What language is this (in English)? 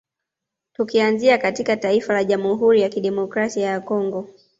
Swahili